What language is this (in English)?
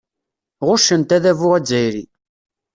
Kabyle